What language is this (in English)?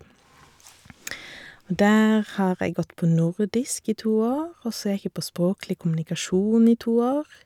Norwegian